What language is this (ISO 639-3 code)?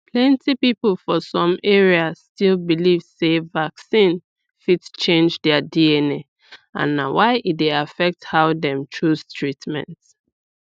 pcm